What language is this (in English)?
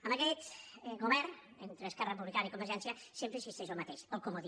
Catalan